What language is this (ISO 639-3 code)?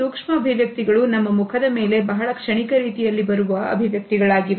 kan